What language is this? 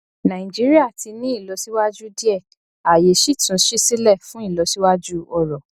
Yoruba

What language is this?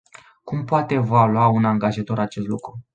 Romanian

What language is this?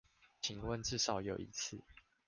Chinese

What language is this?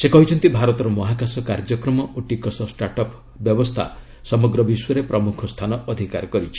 Odia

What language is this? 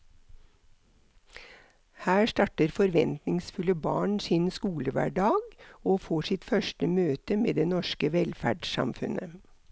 Norwegian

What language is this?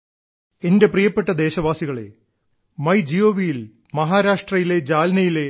Malayalam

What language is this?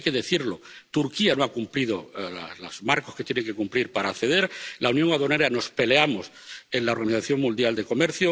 Spanish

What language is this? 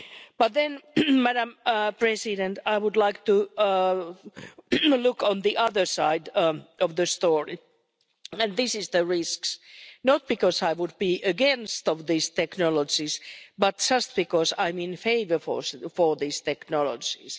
English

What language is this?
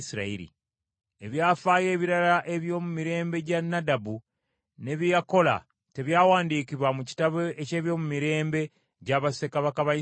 Ganda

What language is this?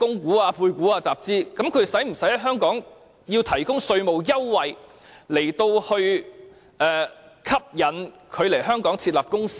Cantonese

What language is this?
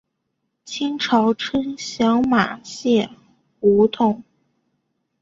Chinese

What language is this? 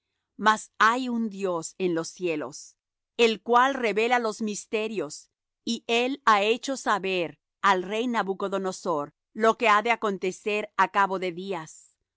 Spanish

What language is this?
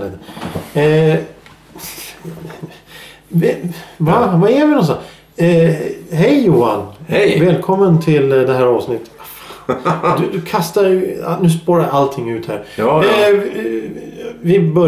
Swedish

